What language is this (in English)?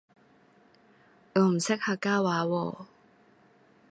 Cantonese